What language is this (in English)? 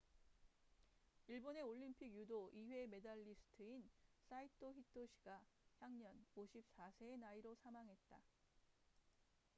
Korean